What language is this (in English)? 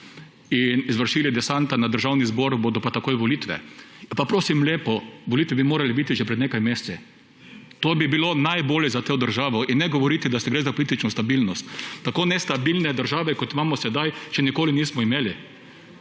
Slovenian